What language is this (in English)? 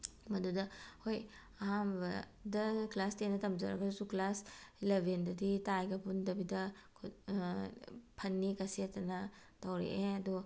Manipuri